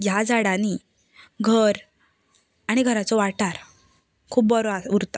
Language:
Konkani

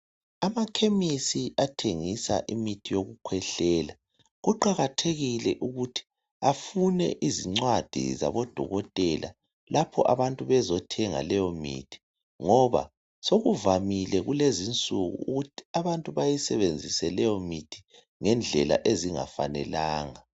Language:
North Ndebele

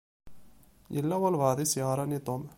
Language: Kabyle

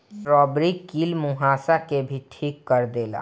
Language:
Bhojpuri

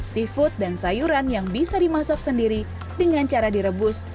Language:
Indonesian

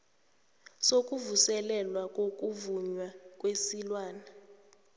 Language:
South Ndebele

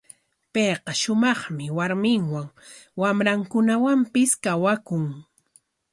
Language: Corongo Ancash Quechua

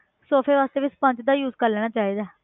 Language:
Punjabi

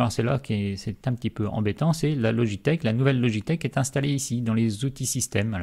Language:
French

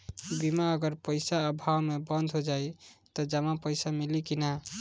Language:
Bhojpuri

